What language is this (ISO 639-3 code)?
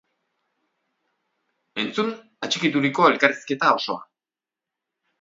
eus